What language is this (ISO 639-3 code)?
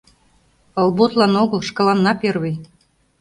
chm